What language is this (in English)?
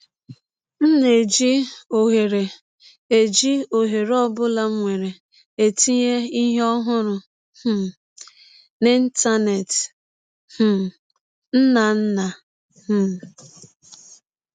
Igbo